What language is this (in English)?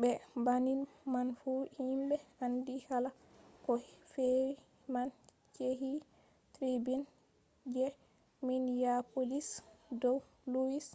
Fula